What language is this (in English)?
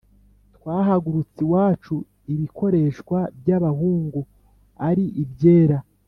Kinyarwanda